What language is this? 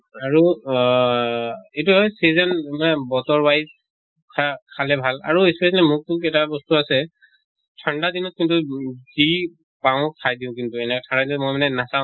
Assamese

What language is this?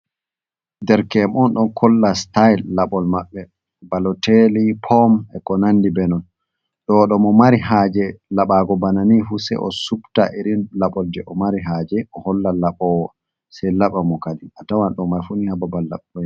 Fula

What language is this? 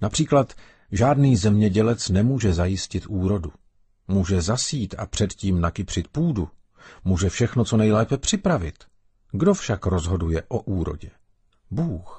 Czech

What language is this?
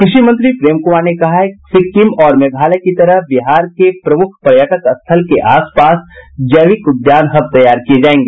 Hindi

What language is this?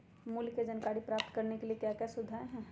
Magahi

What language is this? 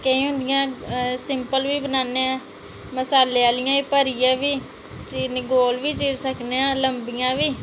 Dogri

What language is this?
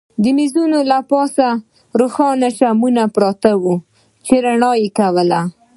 Pashto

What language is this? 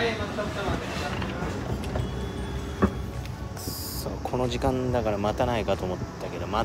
Japanese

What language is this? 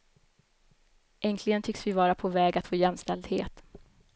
Swedish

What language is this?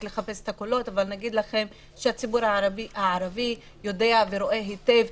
Hebrew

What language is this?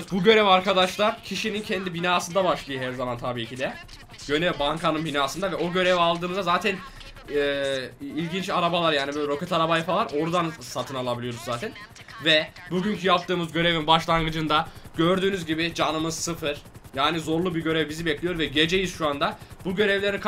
Turkish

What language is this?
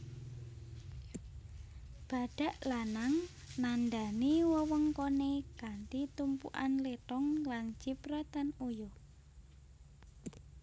Javanese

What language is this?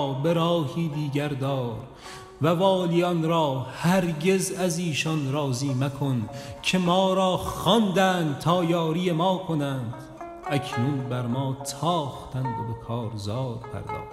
Persian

